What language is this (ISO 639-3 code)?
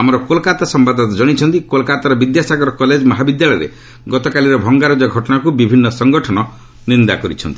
ori